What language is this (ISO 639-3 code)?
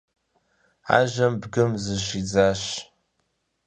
kbd